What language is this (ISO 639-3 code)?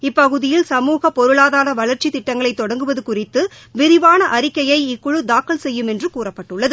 tam